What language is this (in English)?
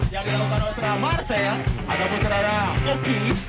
Indonesian